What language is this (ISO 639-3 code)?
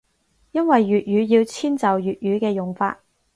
yue